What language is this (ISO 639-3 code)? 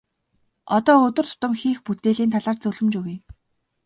mon